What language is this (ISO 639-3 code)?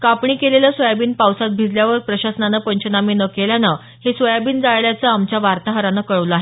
mar